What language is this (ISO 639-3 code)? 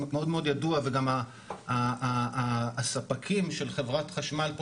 heb